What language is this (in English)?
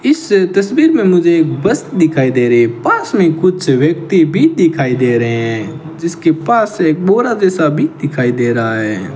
Hindi